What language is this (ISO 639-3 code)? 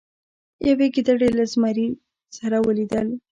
pus